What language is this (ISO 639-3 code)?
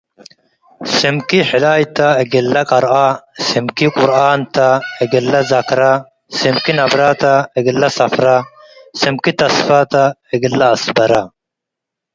tig